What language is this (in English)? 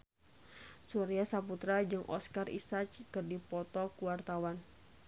Sundanese